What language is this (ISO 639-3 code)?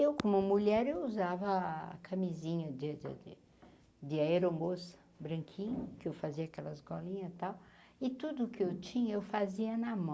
por